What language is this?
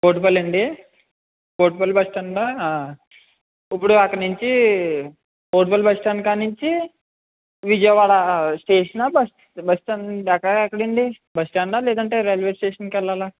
Telugu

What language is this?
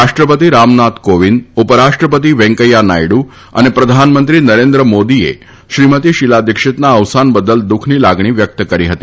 Gujarati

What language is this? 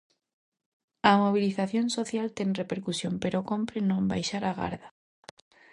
Galician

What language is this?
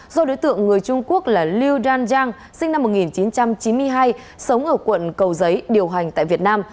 Vietnamese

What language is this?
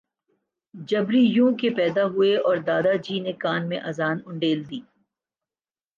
Urdu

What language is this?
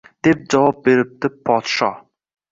Uzbek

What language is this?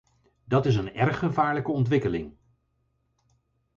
Dutch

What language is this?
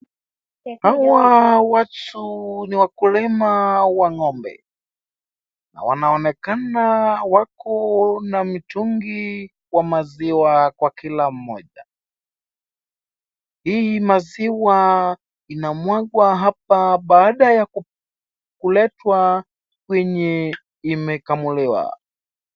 Swahili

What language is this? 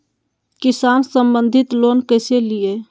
Magahi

